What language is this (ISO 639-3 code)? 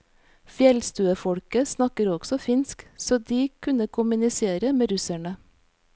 nor